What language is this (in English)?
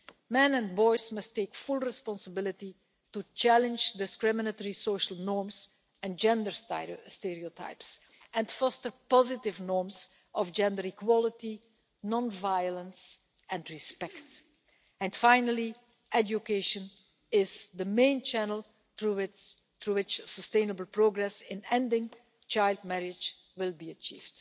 English